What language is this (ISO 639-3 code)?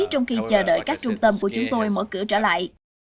vie